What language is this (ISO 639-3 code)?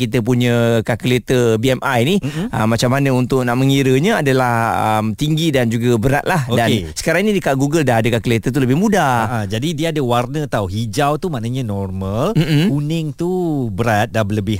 msa